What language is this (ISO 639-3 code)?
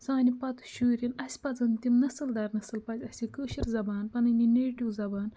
kas